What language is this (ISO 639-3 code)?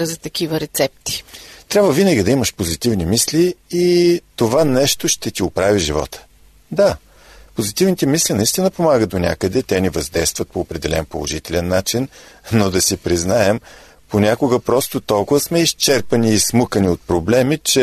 bul